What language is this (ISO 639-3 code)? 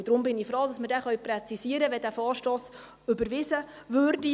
gsw